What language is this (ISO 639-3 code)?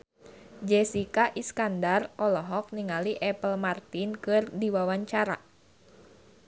sun